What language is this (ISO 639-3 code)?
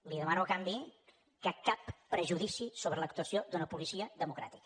cat